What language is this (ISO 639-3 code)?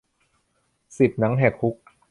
tha